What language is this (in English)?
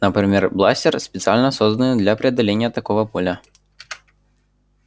Russian